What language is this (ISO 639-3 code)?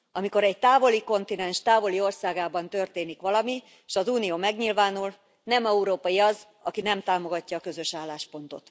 hun